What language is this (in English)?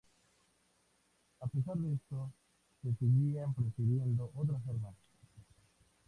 Spanish